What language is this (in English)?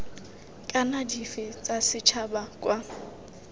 Tswana